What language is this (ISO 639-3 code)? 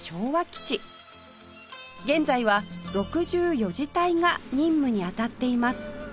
jpn